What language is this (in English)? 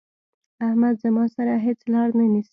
Pashto